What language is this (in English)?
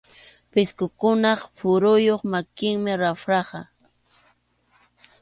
Arequipa-La Unión Quechua